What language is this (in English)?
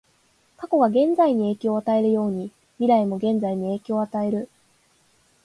Japanese